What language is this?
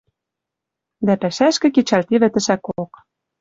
Western Mari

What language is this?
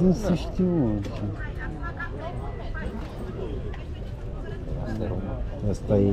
Romanian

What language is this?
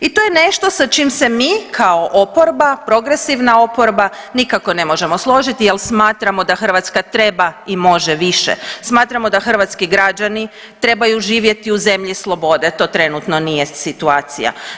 Croatian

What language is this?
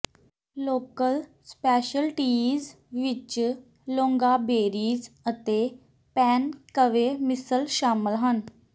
Punjabi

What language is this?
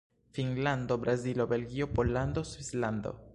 Esperanto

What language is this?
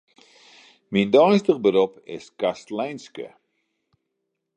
Western Frisian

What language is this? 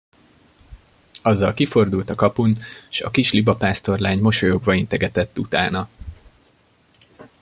Hungarian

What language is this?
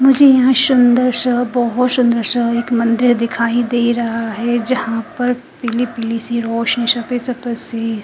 Hindi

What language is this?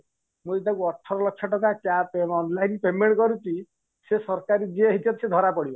Odia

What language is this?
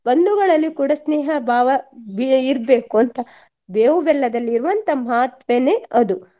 Kannada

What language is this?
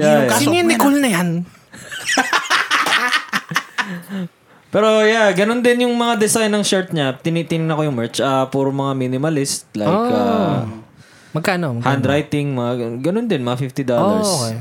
Filipino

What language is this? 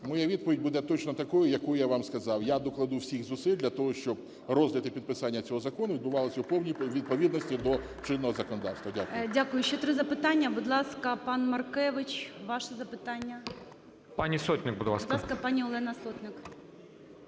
Ukrainian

